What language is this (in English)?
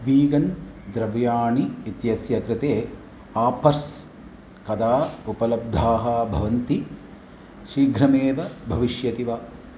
Sanskrit